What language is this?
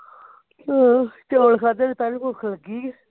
Punjabi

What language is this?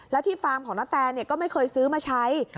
Thai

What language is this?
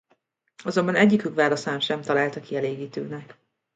Hungarian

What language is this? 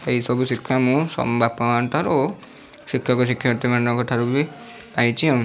Odia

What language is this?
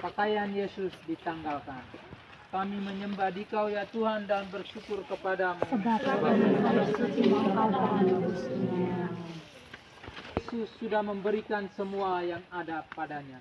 Indonesian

